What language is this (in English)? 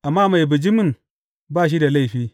Hausa